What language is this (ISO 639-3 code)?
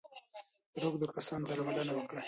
pus